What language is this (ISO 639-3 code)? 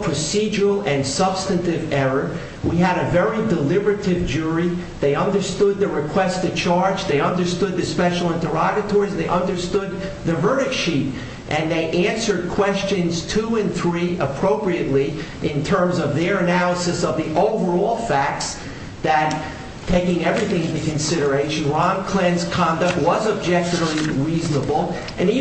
eng